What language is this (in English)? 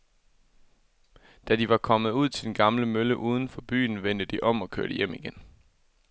Danish